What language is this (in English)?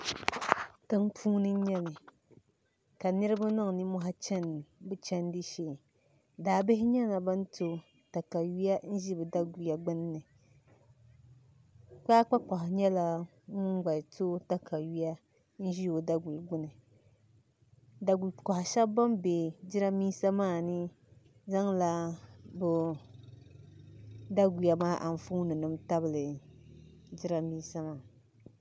Dagbani